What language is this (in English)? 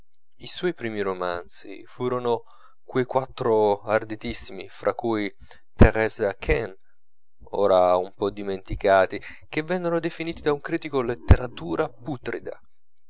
Italian